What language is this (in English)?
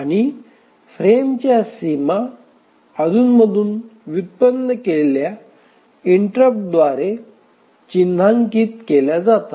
Marathi